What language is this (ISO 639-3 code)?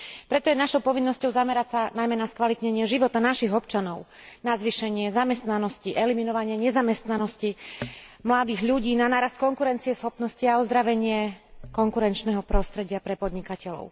slk